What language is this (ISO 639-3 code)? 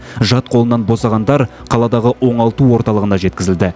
kaz